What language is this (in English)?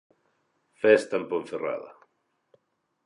Galician